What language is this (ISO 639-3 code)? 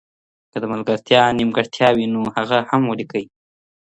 pus